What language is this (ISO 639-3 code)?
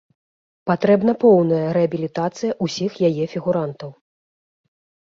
bel